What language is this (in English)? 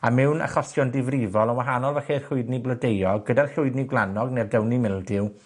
Welsh